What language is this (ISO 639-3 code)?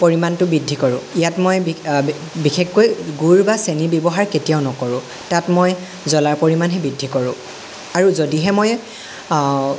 asm